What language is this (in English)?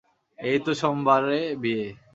Bangla